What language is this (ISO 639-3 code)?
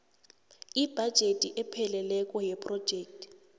nbl